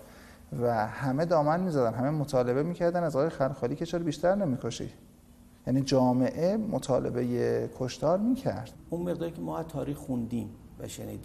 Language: Persian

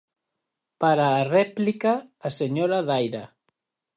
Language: Galician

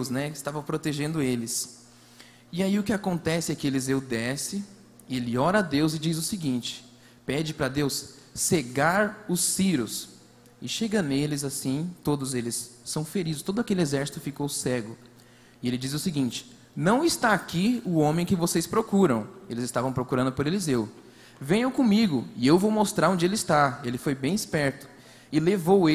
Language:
Portuguese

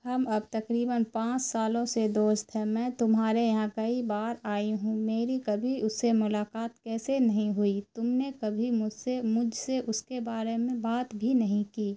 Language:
Urdu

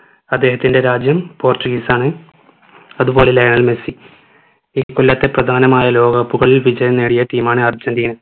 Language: Malayalam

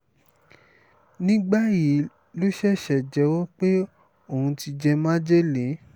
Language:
Yoruba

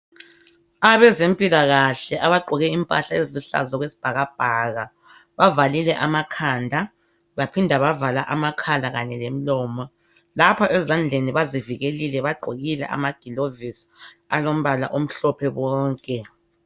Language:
North Ndebele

